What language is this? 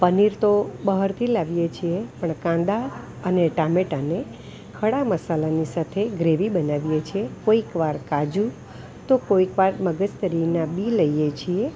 Gujarati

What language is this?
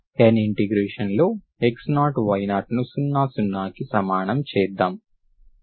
Telugu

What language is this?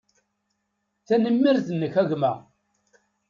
Kabyle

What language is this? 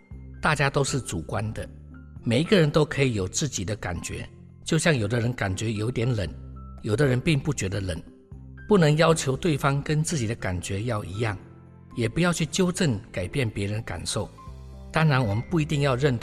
Chinese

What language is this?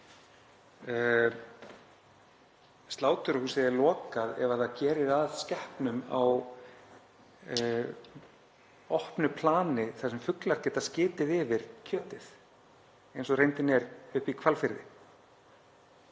Icelandic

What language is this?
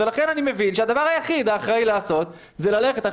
Hebrew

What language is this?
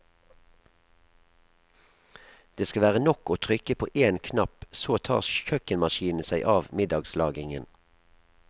Norwegian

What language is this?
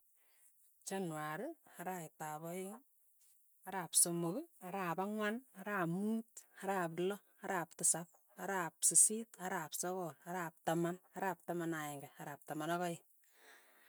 Tugen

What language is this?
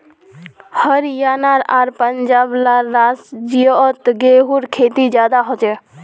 Magahi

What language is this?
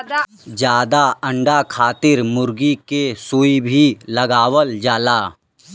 Bhojpuri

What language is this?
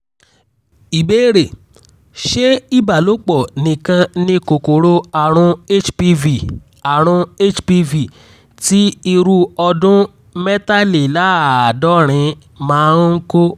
Yoruba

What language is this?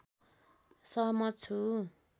Nepali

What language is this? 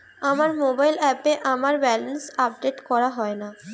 Bangla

